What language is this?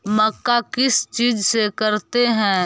Magahi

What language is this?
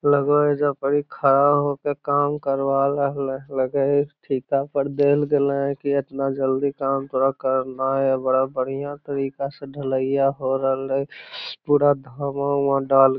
Magahi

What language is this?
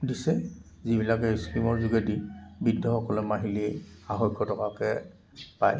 Assamese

